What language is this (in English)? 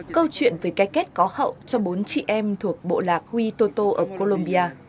Vietnamese